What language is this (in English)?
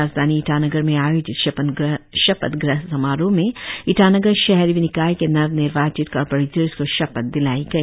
Hindi